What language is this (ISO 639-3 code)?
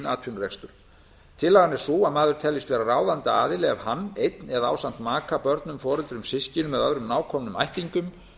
isl